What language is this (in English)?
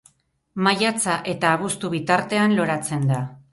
Basque